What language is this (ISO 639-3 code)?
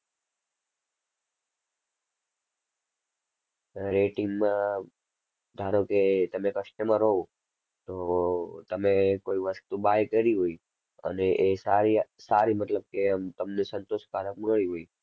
guj